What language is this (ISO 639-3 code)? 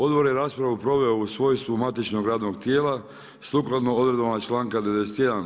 hrv